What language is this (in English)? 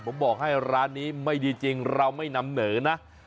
Thai